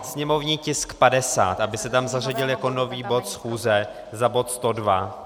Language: Czech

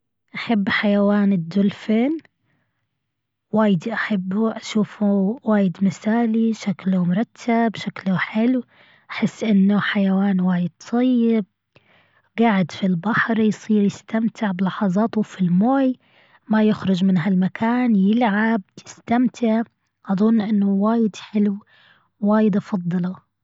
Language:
Gulf Arabic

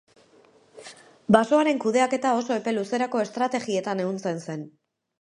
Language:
Basque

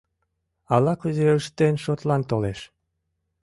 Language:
Mari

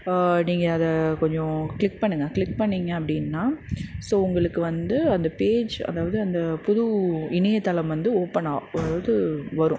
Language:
Tamil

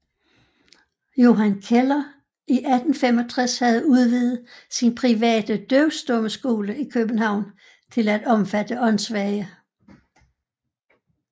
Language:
Danish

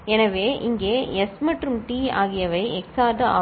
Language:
Tamil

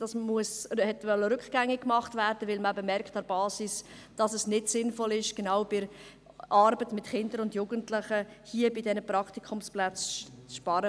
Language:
Swiss German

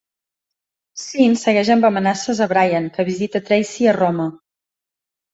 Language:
Catalan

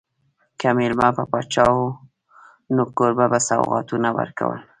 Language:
Pashto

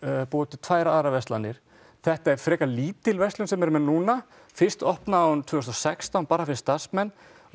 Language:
Icelandic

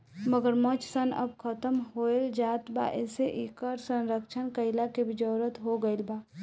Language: Bhojpuri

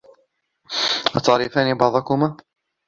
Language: Arabic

